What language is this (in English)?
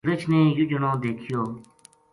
Gujari